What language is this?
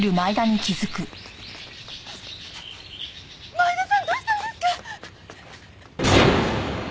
Japanese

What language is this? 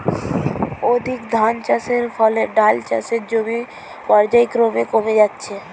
Bangla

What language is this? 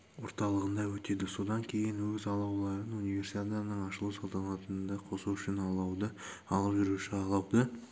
Kazakh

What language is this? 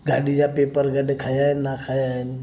Sindhi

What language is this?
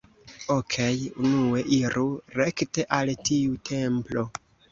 Esperanto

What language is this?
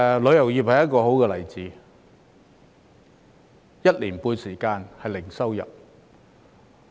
Cantonese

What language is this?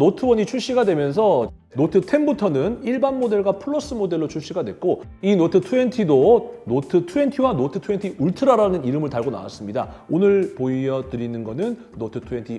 Korean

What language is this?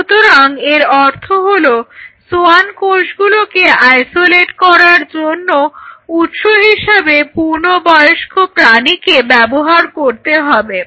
Bangla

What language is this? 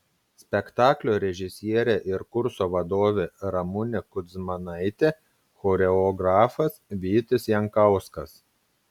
Lithuanian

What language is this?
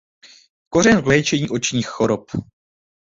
Czech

